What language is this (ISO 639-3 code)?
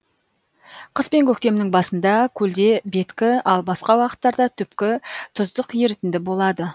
kaz